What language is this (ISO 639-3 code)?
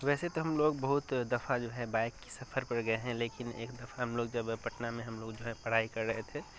urd